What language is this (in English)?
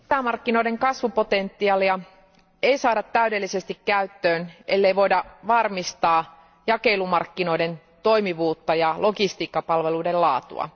Finnish